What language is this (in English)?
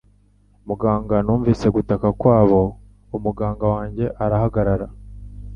Kinyarwanda